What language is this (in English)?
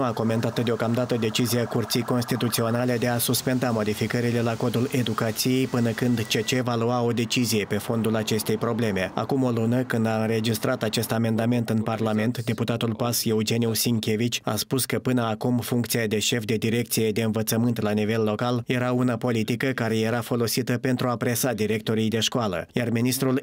Romanian